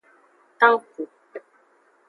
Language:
Aja (Benin)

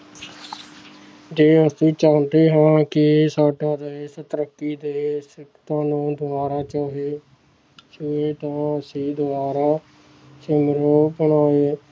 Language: Punjabi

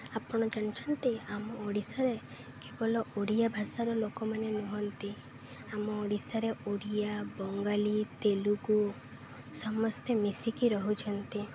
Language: Odia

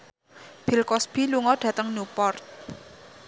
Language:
Javanese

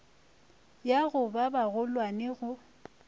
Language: Northern Sotho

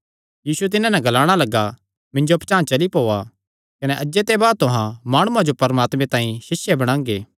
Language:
Kangri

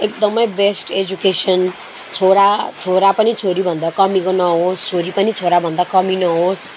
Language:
Nepali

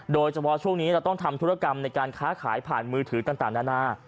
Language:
Thai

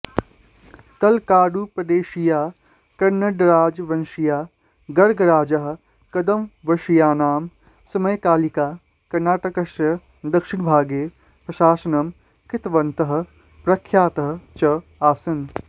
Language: Sanskrit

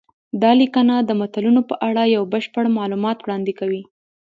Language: Pashto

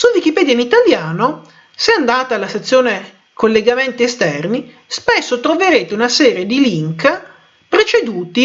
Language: Italian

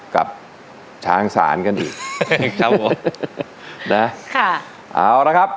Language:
Thai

